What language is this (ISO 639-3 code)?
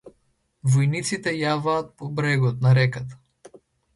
mkd